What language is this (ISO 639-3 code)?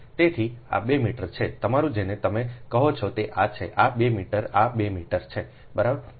guj